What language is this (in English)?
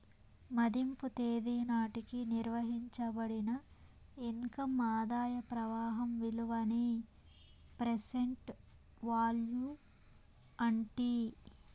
Telugu